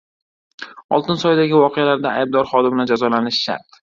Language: Uzbek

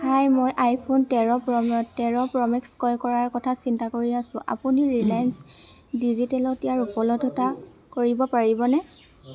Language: Assamese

